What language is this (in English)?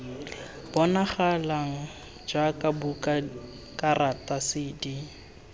Tswana